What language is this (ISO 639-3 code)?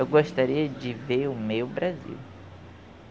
por